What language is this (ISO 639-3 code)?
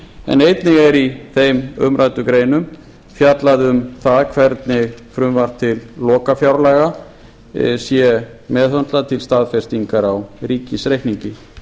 isl